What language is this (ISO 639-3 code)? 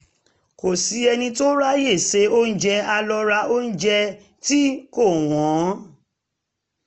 yor